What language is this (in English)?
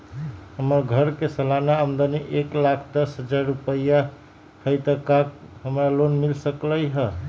Magahi